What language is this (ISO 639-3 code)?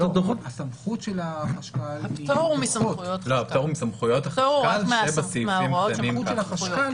heb